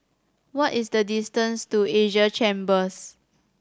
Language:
English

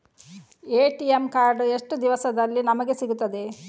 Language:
Kannada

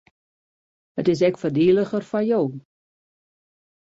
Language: Western Frisian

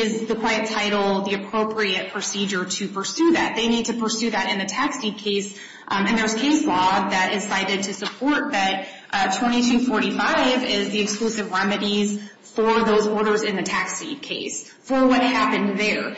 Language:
English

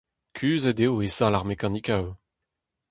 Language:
Breton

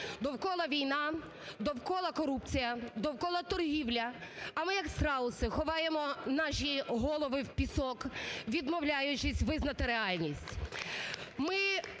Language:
Ukrainian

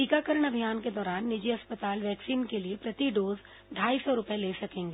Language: Hindi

